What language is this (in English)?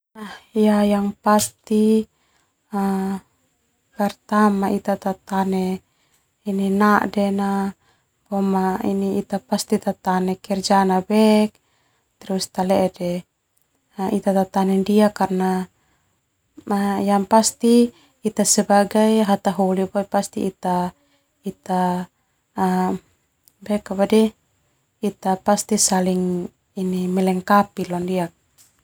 Termanu